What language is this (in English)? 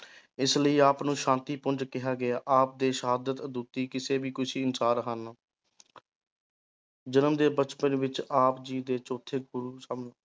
Punjabi